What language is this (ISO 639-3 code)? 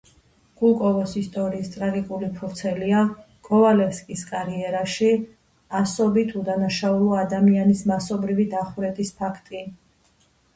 kat